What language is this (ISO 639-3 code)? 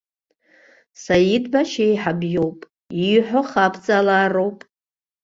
abk